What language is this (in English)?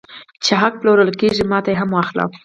Pashto